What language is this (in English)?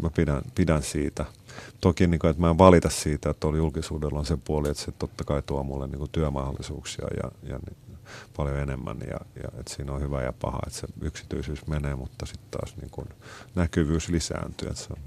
Finnish